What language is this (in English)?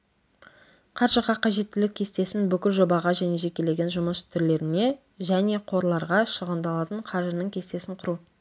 Kazakh